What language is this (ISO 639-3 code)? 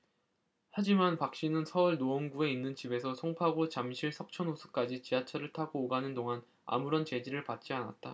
kor